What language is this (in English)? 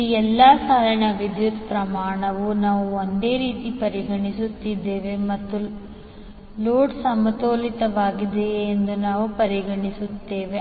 Kannada